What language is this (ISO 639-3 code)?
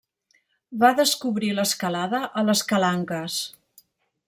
cat